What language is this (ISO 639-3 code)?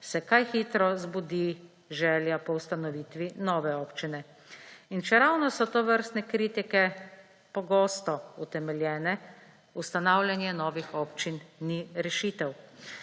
slv